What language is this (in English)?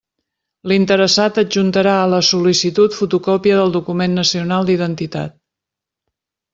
Catalan